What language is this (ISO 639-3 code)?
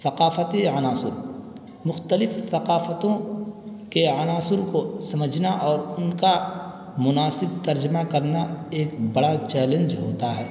urd